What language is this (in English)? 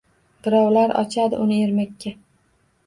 Uzbek